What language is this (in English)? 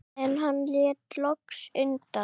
Icelandic